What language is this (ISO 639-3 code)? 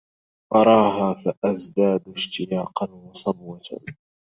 ara